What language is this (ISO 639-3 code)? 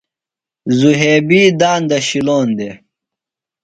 phl